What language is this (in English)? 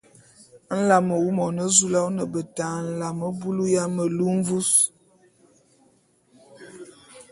Bulu